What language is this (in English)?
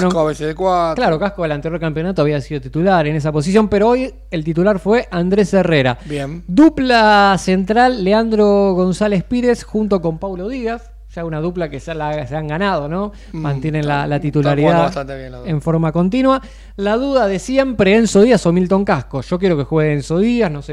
Spanish